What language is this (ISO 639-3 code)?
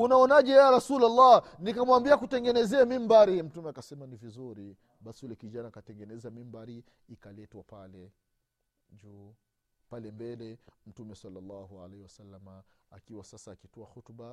swa